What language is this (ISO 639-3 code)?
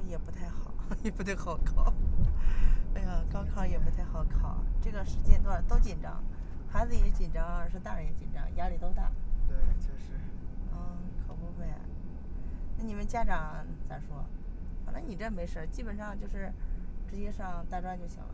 zho